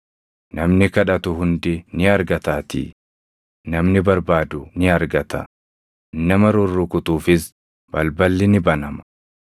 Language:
Oromo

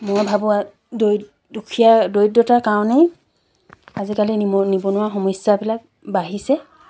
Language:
Assamese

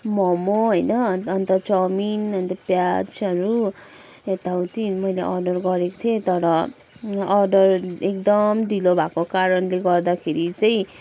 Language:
Nepali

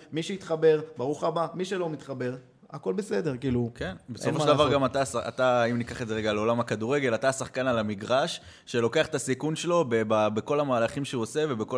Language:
Hebrew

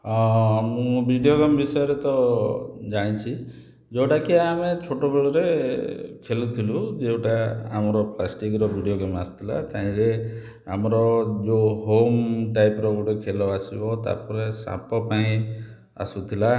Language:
Odia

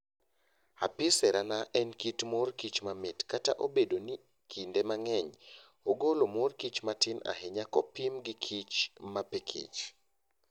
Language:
Luo (Kenya and Tanzania)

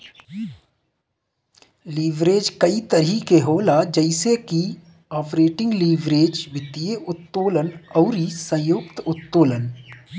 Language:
Bhojpuri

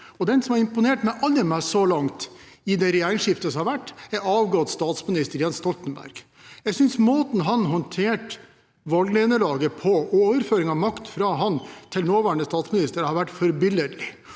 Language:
Norwegian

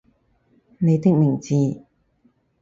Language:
Cantonese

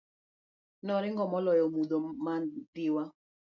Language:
Luo (Kenya and Tanzania)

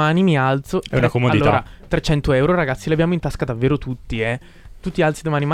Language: Italian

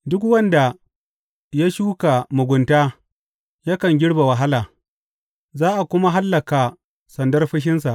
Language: Hausa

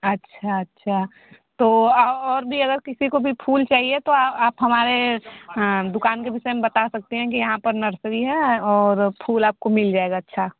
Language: Hindi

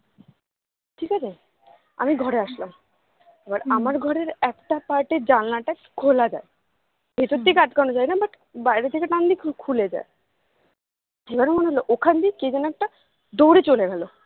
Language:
Bangla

